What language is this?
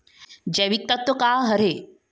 Chhattisgarhi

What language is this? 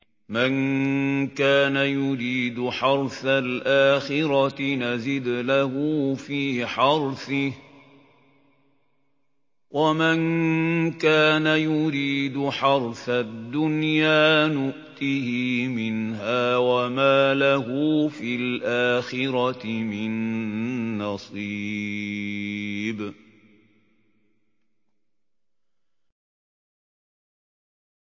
Arabic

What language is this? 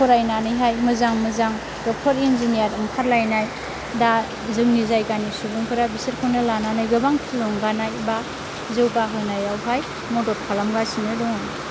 Bodo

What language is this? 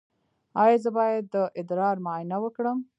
Pashto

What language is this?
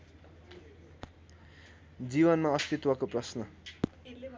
Nepali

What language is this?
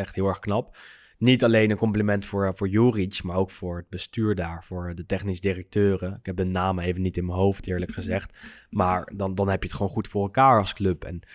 Dutch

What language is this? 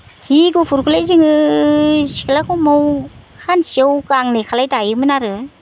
Bodo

